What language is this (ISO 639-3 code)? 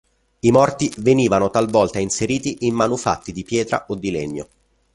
ita